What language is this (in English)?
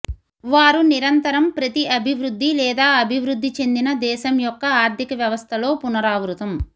Telugu